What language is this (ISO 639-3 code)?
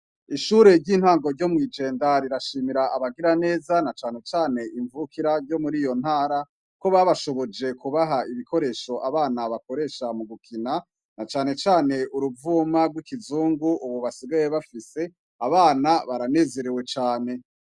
run